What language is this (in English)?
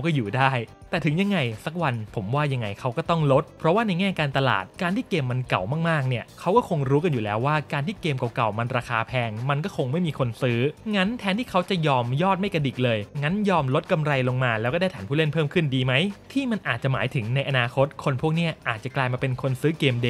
Thai